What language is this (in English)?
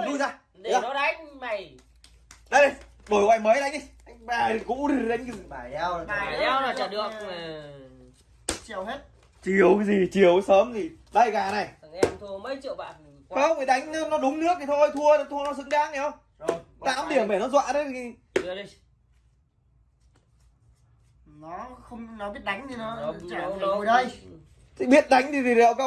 Vietnamese